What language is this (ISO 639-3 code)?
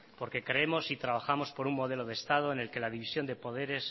spa